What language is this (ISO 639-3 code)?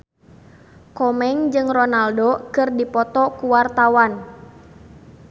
sun